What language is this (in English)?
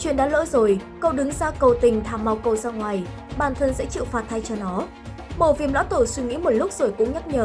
Vietnamese